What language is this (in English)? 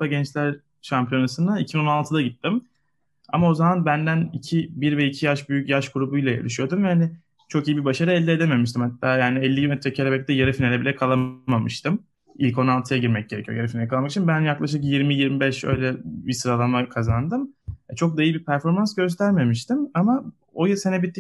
Turkish